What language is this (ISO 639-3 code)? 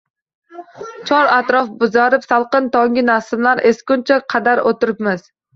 uzb